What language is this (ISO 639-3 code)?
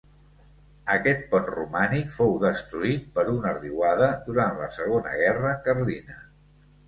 cat